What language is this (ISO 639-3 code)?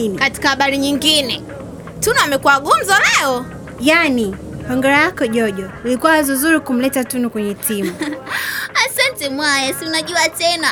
swa